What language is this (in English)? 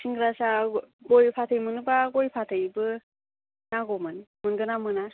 Bodo